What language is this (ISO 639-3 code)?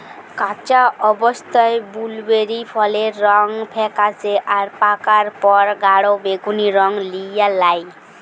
ben